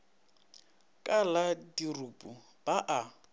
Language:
Northern Sotho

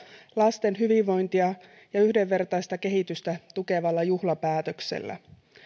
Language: Finnish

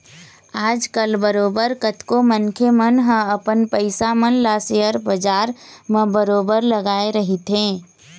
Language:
Chhattisgarhi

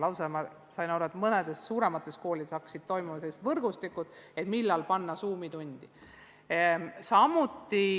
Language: Estonian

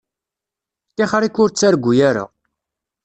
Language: Kabyle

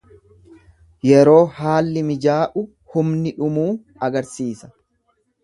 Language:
Oromo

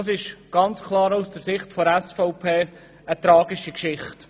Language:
Swiss German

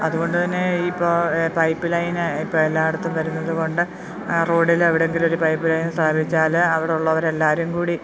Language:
Malayalam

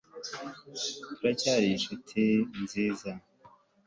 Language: Kinyarwanda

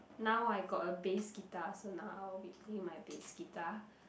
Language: English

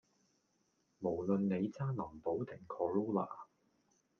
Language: Cantonese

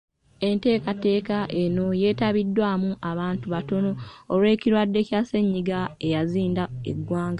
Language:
Ganda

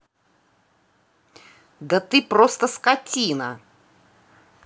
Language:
Russian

